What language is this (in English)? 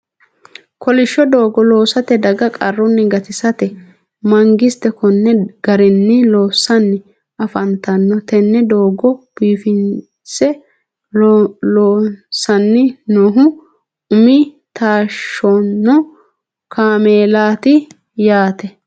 Sidamo